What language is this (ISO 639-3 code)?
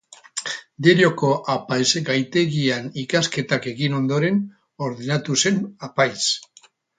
eus